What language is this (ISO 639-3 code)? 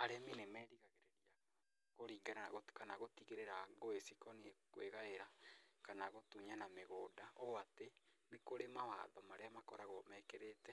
kik